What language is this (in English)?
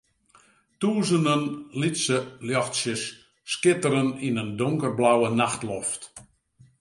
Western Frisian